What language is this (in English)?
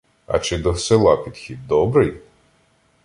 Ukrainian